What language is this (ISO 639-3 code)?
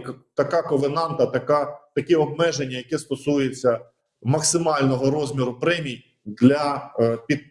ukr